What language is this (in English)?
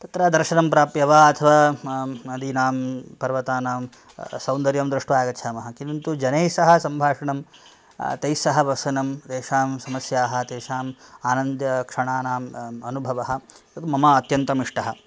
Sanskrit